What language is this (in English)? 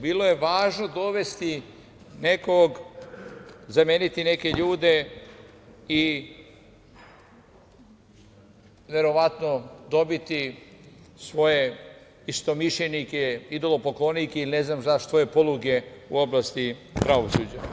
Serbian